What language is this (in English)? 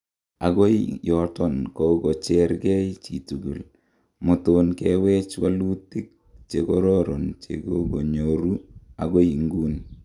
Kalenjin